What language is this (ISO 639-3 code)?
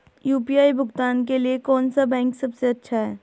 hin